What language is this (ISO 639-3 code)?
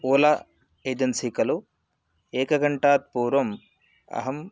san